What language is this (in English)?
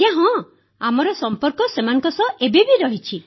Odia